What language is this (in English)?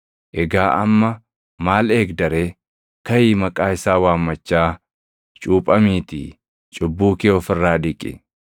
Oromo